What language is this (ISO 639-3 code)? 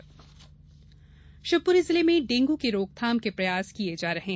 hin